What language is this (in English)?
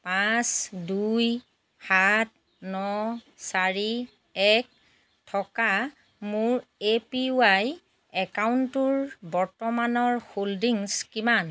Assamese